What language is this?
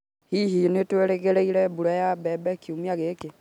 Kikuyu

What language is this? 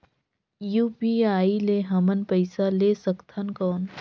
Chhattisgarhi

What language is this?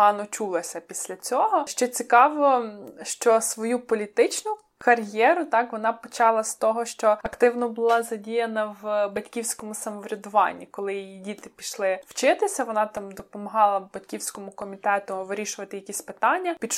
Ukrainian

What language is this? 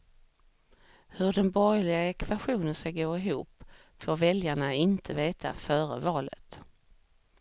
Swedish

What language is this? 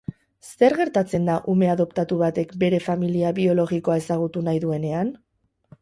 Basque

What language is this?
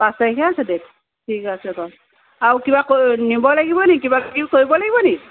Assamese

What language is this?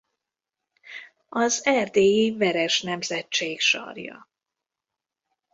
Hungarian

